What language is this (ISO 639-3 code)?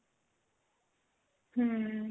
pan